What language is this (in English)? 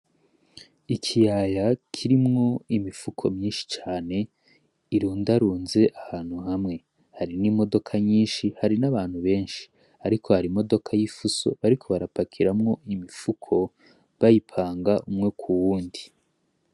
Rundi